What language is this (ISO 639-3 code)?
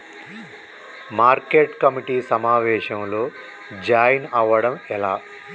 tel